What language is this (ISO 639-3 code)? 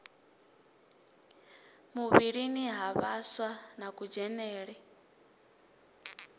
ven